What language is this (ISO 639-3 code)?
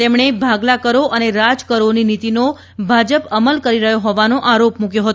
guj